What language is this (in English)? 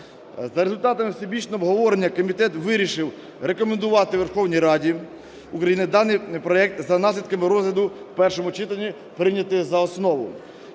Ukrainian